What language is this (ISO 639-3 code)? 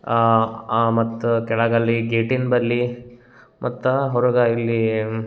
kan